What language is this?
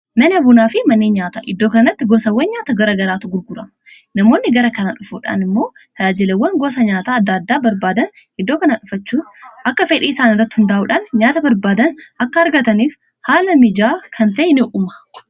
Oromo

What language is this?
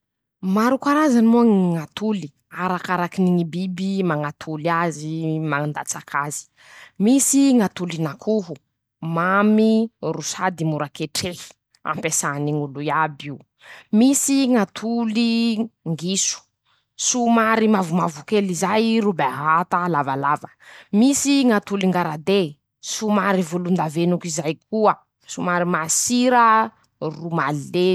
Masikoro Malagasy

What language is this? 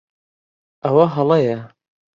Central Kurdish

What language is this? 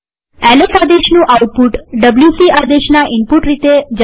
Gujarati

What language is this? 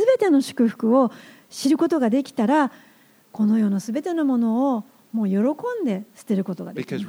Japanese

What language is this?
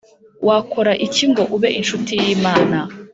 Kinyarwanda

